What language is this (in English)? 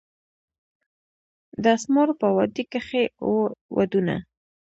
Pashto